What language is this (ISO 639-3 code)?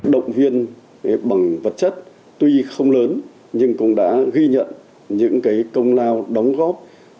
vie